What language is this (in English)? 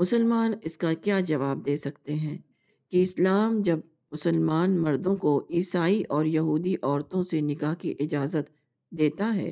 Urdu